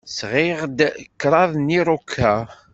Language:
Kabyle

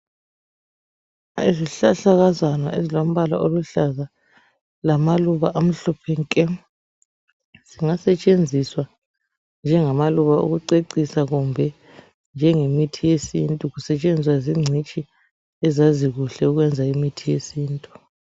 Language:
North Ndebele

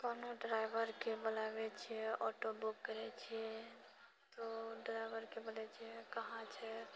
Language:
Maithili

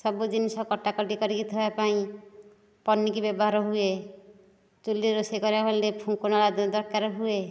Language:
Odia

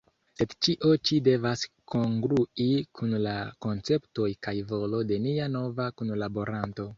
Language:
Esperanto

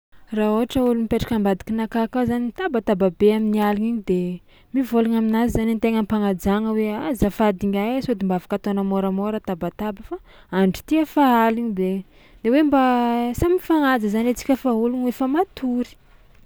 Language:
Tsimihety Malagasy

